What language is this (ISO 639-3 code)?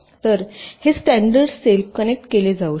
mar